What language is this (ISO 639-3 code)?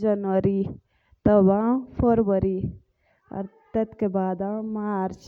jns